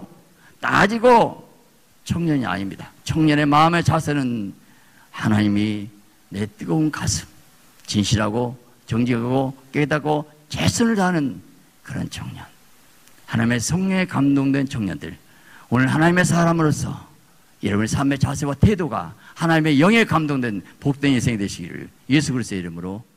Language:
Korean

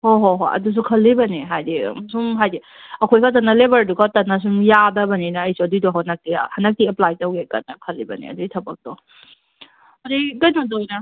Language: Manipuri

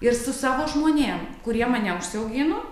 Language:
Lithuanian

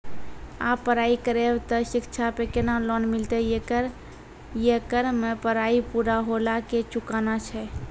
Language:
Maithili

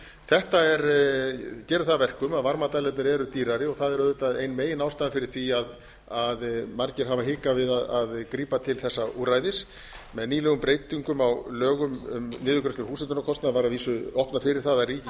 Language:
Icelandic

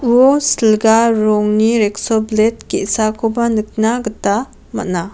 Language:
Garo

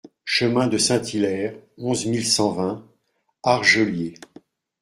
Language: French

